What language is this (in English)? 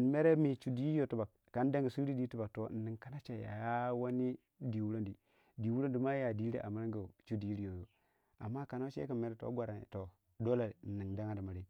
Waja